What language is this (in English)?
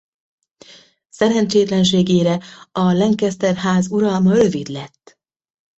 Hungarian